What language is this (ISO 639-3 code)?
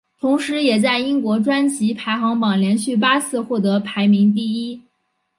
zho